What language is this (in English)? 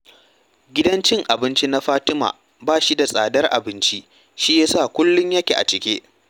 Hausa